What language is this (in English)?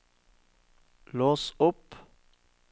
Norwegian